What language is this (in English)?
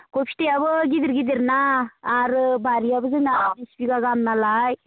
Bodo